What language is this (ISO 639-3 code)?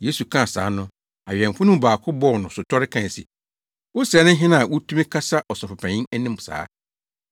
aka